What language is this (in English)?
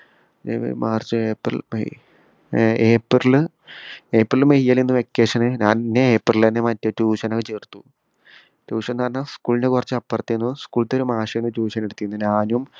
Malayalam